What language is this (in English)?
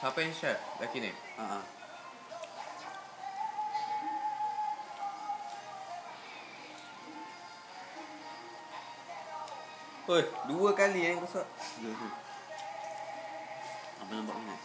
Malay